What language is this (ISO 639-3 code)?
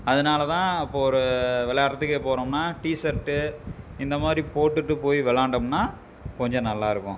tam